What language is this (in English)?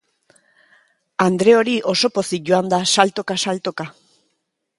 Basque